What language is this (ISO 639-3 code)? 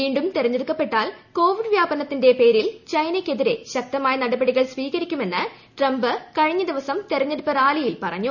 mal